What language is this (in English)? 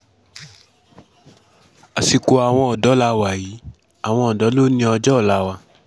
Yoruba